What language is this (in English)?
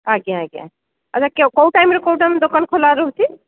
Odia